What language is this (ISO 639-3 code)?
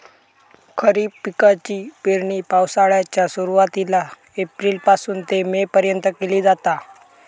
mar